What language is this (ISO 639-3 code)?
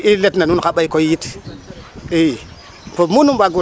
srr